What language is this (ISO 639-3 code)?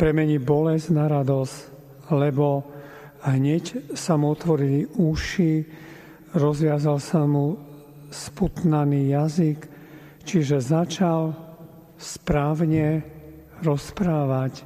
slk